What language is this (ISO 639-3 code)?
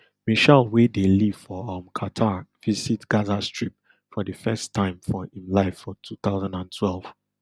pcm